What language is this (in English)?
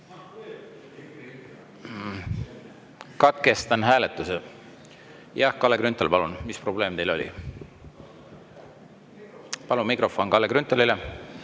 Estonian